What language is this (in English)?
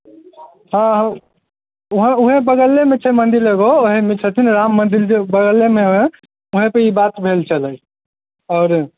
Maithili